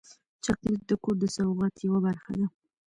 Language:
Pashto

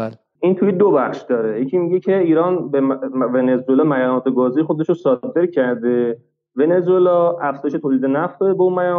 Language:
Persian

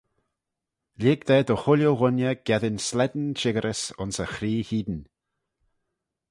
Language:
Manx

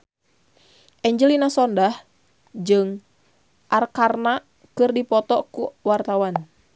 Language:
Sundanese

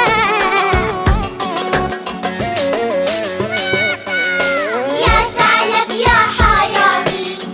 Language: Arabic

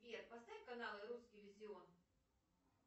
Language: Russian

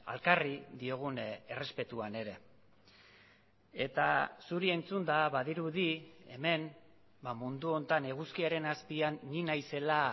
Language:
Basque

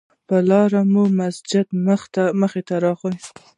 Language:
Pashto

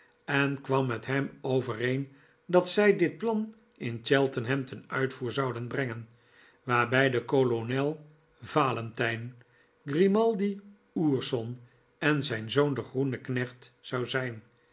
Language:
Dutch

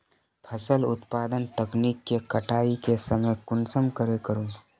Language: Magahi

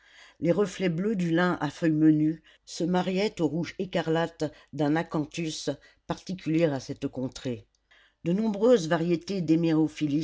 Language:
French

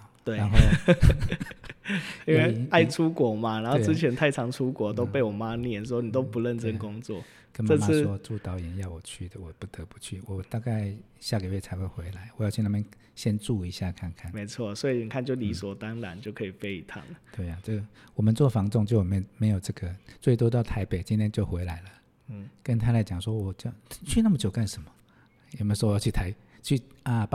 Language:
Chinese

